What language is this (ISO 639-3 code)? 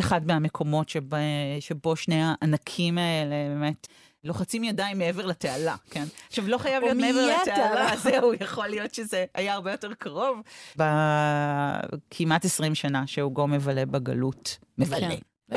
heb